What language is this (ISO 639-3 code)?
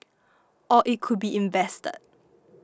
eng